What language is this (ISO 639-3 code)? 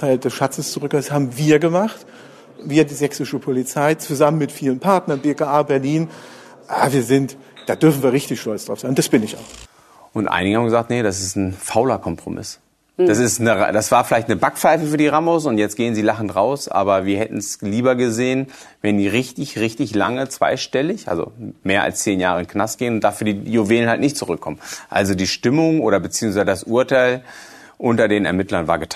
deu